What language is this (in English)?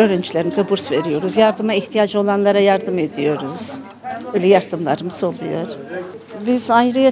Turkish